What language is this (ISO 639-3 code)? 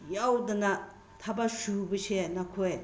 mni